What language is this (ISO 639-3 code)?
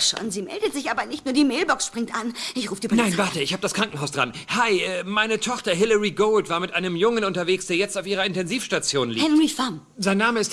deu